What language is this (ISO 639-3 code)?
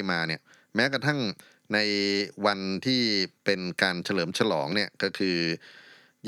tha